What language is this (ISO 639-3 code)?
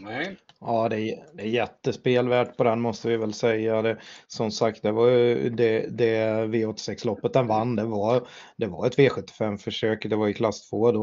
swe